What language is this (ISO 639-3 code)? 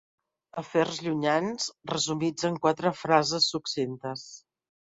cat